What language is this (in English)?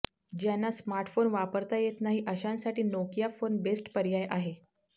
Marathi